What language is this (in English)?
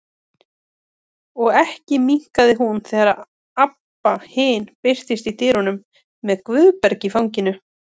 Icelandic